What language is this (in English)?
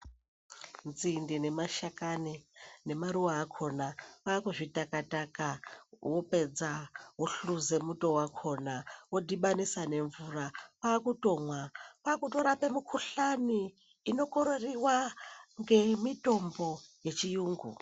Ndau